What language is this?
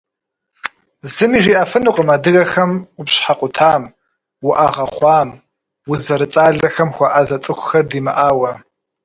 Kabardian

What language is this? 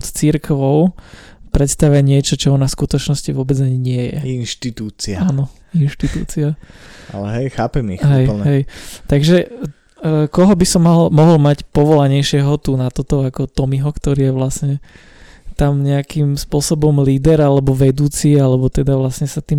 Slovak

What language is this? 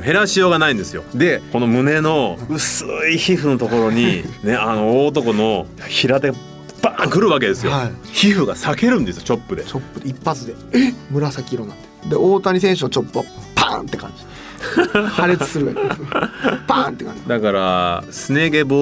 Japanese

